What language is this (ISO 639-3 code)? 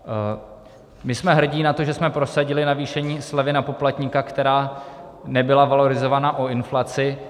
ces